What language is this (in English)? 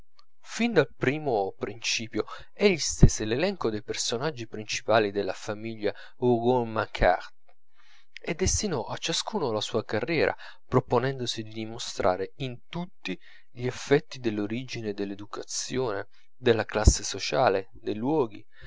Italian